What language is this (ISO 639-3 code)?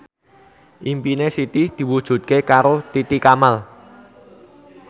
jav